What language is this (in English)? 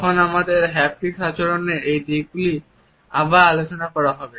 Bangla